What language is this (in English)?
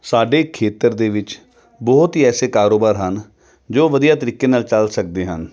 Punjabi